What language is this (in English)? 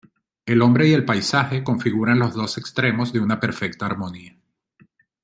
Spanish